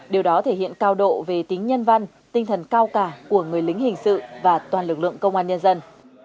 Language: Vietnamese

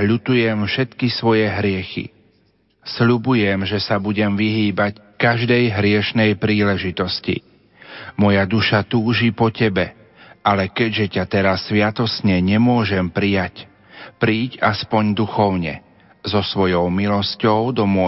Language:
Slovak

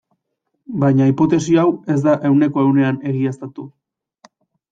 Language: Basque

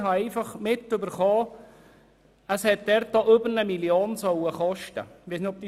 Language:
Swiss German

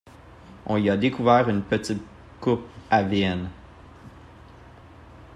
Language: French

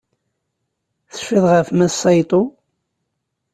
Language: Kabyle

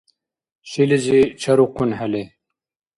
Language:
Dargwa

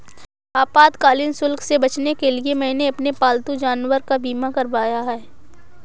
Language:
Hindi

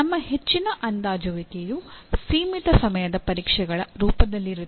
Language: Kannada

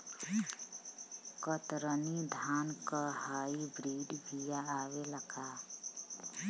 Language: Bhojpuri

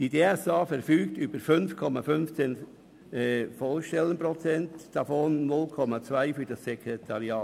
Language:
Swiss German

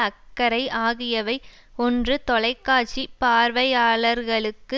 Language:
Tamil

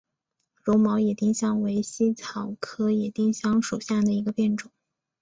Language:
Chinese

